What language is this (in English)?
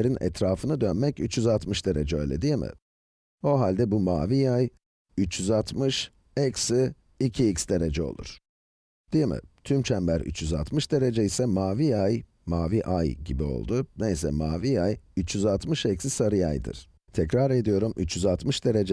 Turkish